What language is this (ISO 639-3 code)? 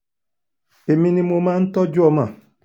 yor